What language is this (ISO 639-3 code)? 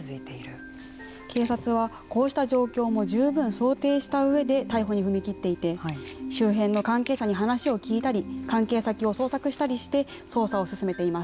jpn